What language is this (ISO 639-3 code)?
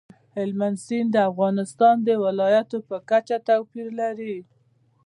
pus